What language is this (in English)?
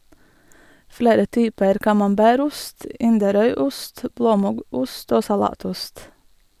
Norwegian